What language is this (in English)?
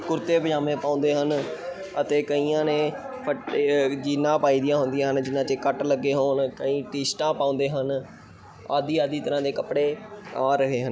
Punjabi